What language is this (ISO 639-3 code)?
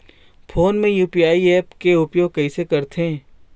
hne